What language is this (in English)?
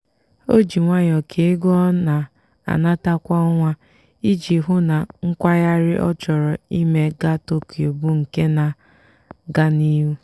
Igbo